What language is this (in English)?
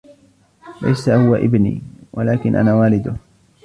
Arabic